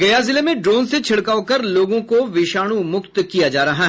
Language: Hindi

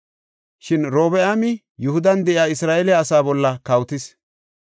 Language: Gofa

